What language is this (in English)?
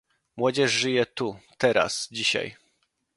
Polish